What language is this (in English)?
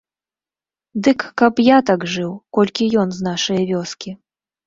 Belarusian